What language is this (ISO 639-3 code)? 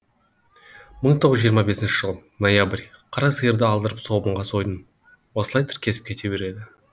kaz